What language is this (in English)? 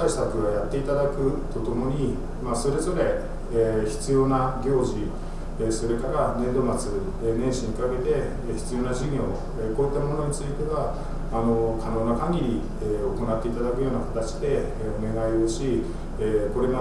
Japanese